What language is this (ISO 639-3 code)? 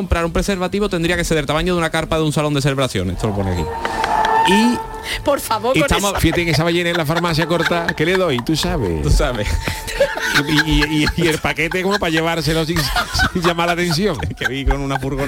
spa